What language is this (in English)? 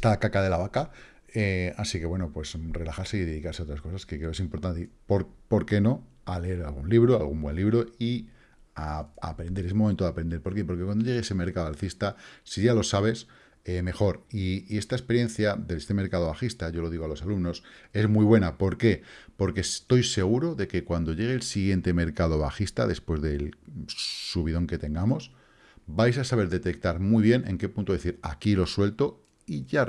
Spanish